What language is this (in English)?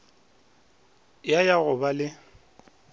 Northern Sotho